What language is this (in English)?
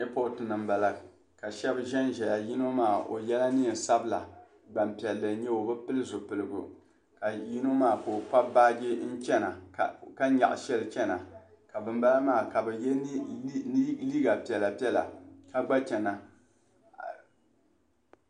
Dagbani